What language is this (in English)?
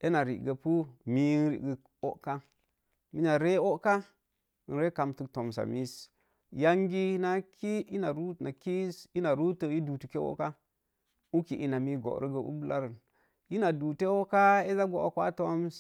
Mom Jango